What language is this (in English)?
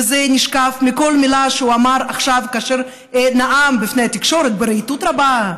Hebrew